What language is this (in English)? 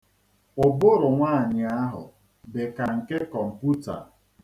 Igbo